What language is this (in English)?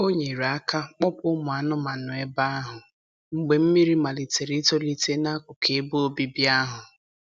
Igbo